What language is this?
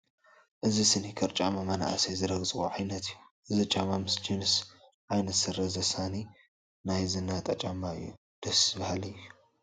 Tigrinya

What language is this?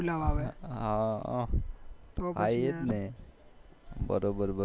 Gujarati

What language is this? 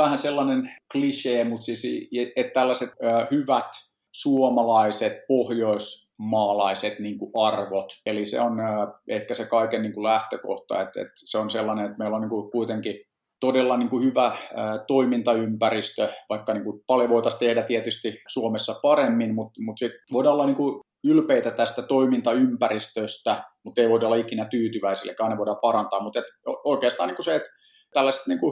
Finnish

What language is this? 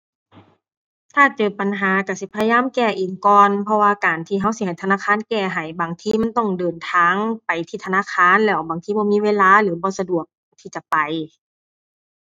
Thai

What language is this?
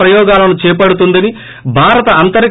Telugu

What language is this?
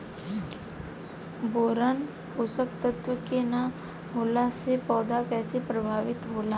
Bhojpuri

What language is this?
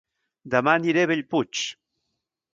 Catalan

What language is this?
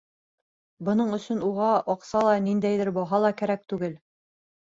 Bashkir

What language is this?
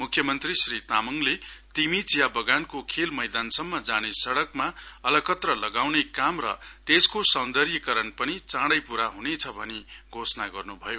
Nepali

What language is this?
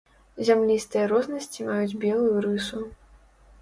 Belarusian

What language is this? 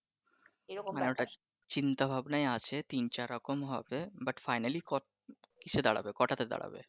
Bangla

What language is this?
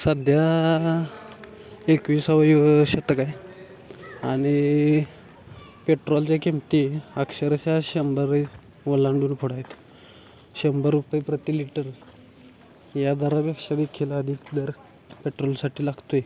Marathi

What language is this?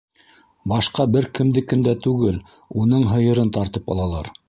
Bashkir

